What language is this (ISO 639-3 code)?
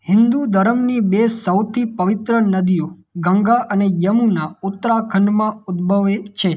guj